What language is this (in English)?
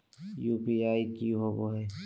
Magahi